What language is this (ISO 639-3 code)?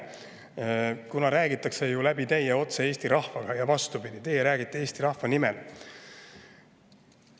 est